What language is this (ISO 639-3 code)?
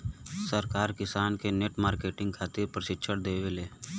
bho